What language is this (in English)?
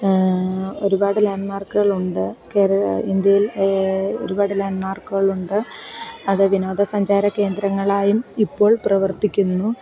Malayalam